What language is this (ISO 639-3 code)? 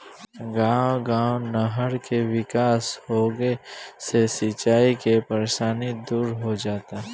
bho